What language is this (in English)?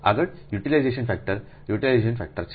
Gujarati